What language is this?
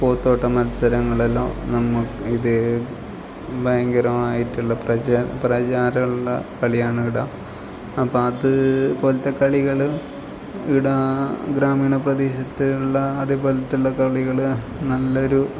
Malayalam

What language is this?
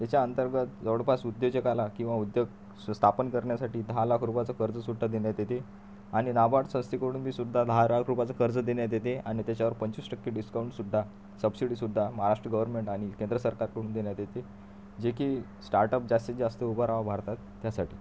Marathi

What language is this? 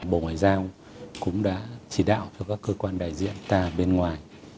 Vietnamese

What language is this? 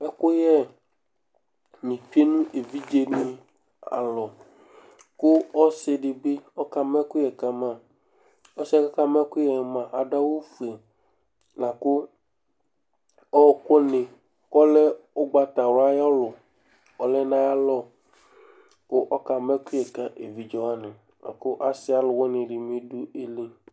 Ikposo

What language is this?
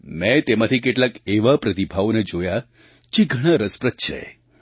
Gujarati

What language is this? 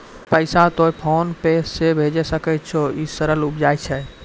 Maithili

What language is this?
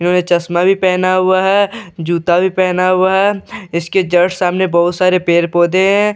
Hindi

